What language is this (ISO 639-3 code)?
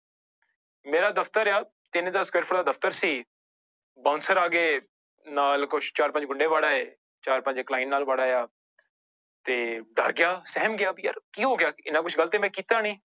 pan